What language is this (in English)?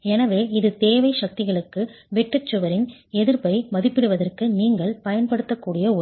Tamil